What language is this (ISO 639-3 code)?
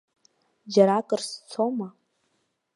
abk